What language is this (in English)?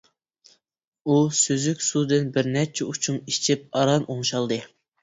Uyghur